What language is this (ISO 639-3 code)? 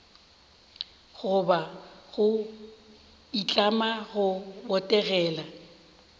nso